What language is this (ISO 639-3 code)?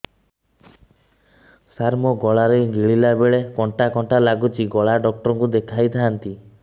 ori